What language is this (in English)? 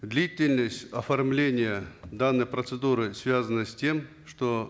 Kazakh